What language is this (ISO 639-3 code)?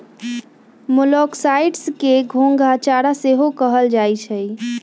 mag